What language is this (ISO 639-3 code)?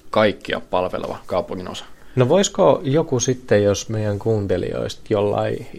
fin